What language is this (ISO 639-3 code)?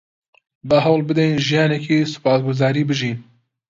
ckb